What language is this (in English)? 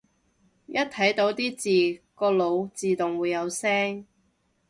Cantonese